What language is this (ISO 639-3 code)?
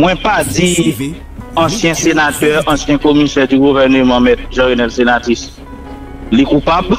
fra